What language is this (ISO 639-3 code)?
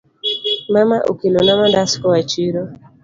luo